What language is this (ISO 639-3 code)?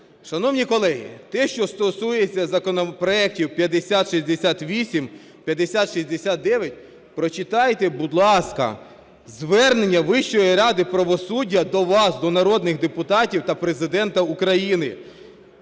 ukr